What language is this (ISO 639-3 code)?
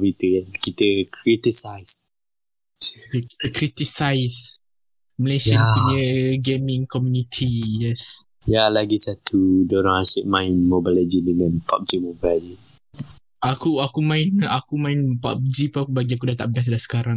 msa